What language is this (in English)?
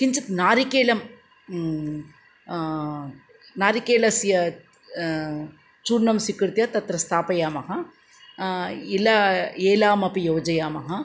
Sanskrit